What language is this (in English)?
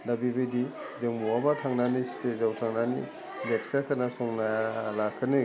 Bodo